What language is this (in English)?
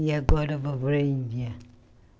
Portuguese